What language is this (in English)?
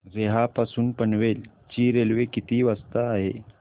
Marathi